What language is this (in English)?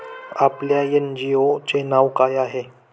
Marathi